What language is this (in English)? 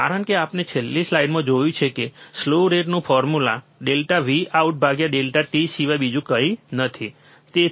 Gujarati